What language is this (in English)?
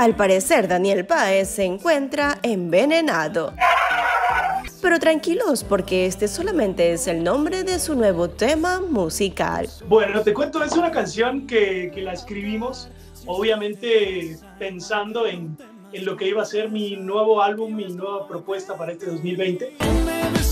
Spanish